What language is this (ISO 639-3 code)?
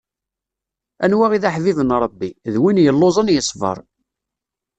kab